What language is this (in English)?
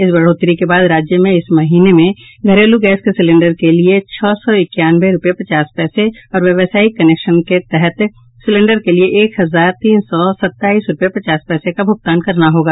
Hindi